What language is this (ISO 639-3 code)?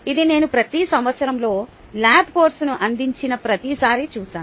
tel